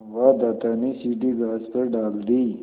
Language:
Hindi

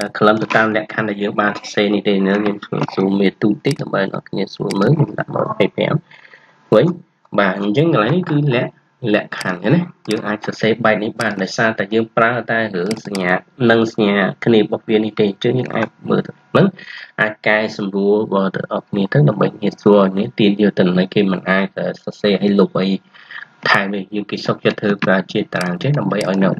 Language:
Vietnamese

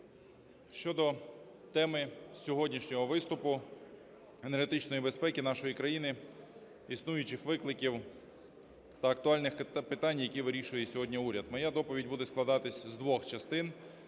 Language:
Ukrainian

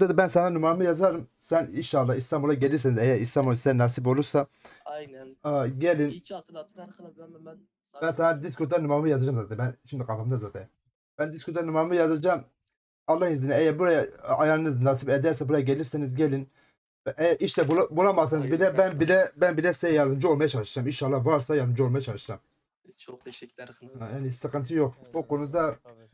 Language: Turkish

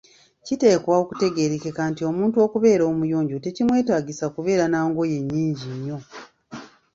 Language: Ganda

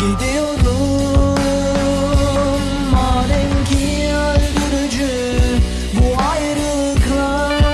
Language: Turkish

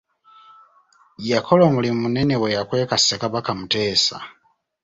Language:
Ganda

